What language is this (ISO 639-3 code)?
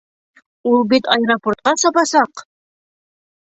bak